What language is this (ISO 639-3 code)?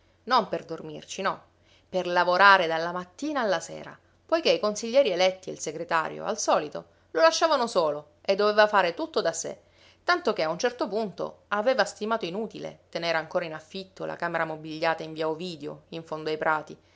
ita